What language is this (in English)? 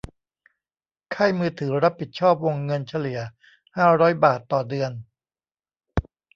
Thai